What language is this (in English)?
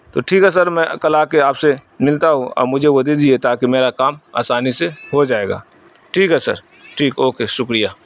Urdu